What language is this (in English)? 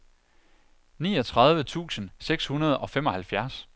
Danish